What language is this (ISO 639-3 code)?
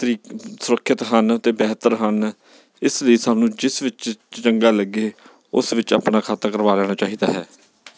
pan